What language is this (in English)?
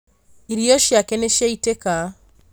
Kikuyu